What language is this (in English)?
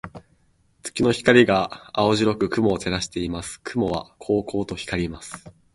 Japanese